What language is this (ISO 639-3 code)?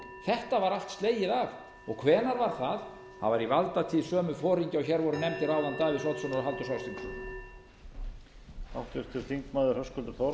isl